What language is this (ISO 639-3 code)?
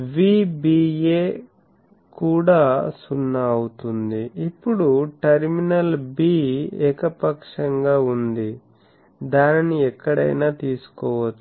tel